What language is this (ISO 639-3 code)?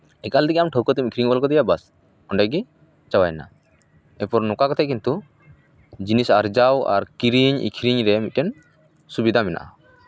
sat